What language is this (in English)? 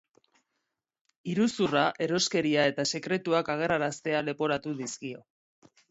Basque